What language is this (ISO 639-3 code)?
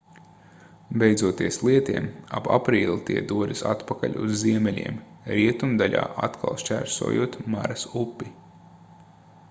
lav